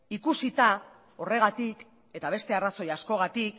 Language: Basque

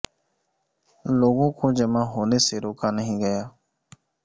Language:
Urdu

